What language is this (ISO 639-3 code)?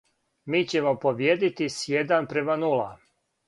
srp